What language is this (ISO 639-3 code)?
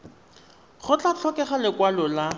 tsn